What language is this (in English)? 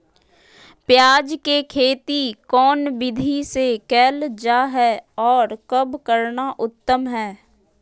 Magahi